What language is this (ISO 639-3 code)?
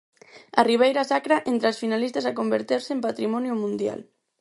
glg